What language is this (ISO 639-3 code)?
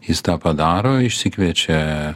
lit